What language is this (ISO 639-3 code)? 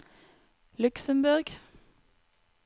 nor